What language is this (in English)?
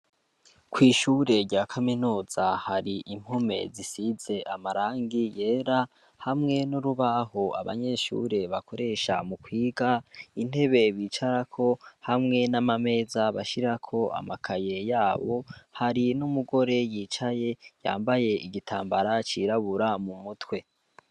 Rundi